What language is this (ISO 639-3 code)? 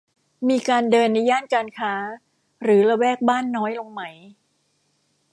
tha